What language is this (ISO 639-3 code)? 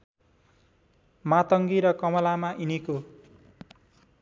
nep